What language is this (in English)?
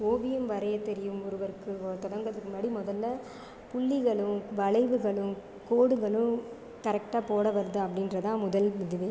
Tamil